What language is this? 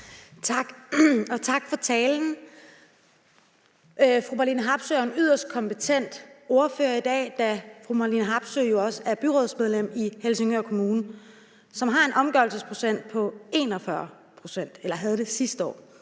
Danish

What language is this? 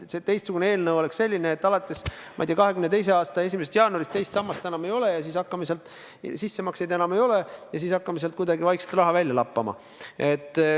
Estonian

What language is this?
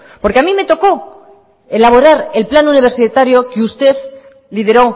Spanish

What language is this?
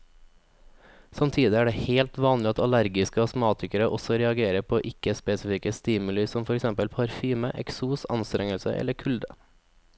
Norwegian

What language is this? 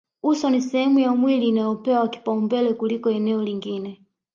Swahili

